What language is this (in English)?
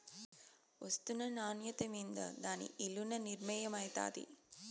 Telugu